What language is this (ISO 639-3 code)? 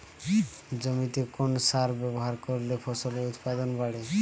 ben